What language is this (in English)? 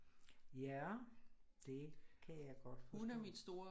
Danish